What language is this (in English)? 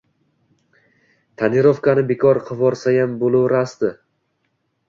Uzbek